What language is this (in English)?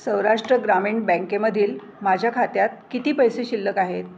Marathi